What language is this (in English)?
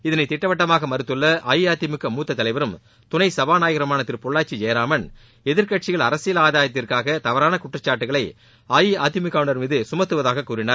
Tamil